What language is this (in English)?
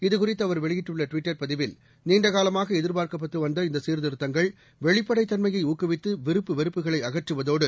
Tamil